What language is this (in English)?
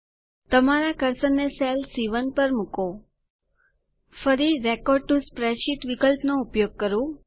Gujarati